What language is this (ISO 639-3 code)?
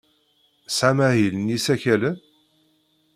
kab